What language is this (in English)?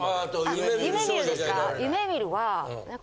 Japanese